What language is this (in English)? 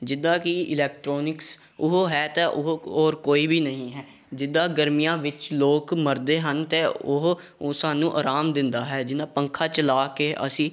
Punjabi